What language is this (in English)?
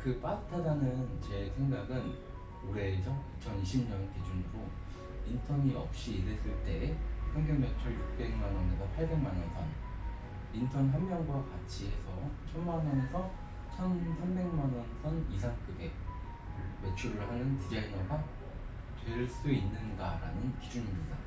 Korean